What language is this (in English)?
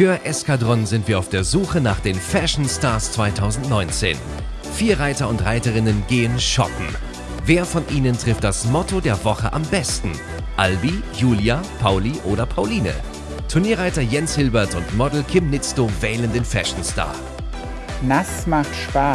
German